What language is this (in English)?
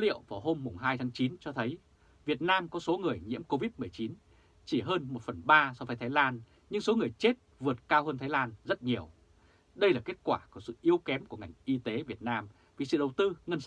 Vietnamese